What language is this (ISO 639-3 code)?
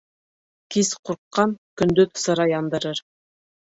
bak